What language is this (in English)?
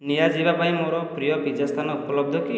Odia